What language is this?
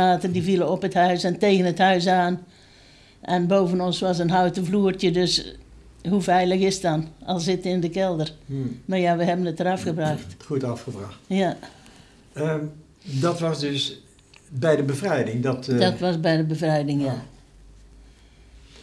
Dutch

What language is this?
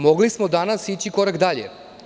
Serbian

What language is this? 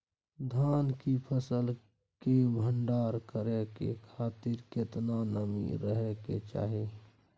Maithili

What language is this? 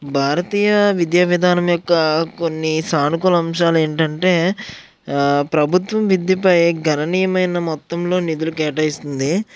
Telugu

